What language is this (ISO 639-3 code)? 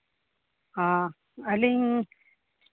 sat